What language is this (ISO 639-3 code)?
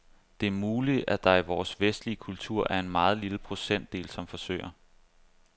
dan